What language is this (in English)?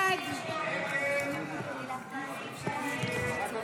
Hebrew